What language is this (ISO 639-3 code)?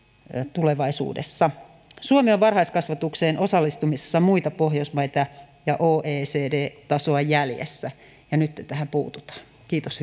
fin